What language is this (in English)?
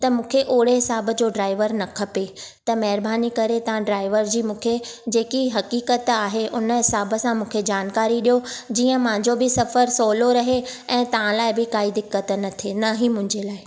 Sindhi